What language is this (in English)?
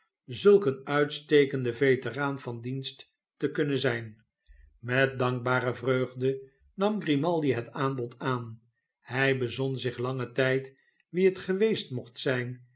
Dutch